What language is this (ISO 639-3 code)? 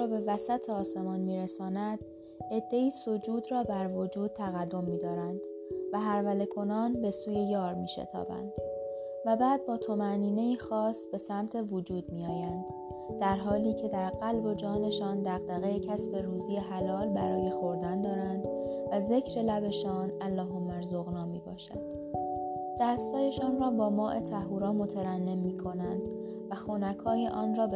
fas